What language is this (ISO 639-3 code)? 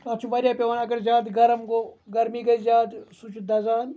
kas